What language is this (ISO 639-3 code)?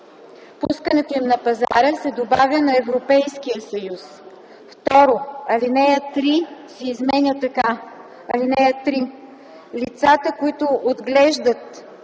bul